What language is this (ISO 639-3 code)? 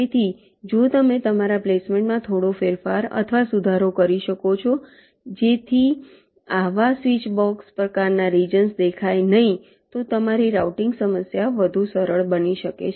guj